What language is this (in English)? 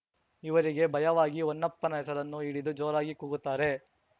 Kannada